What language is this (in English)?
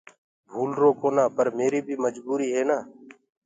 Gurgula